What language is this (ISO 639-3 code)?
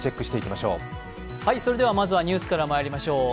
jpn